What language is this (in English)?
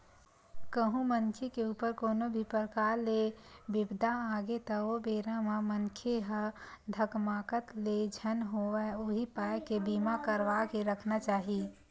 Chhattisgarhi